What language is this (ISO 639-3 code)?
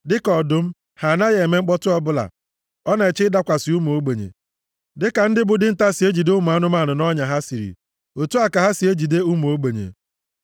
ibo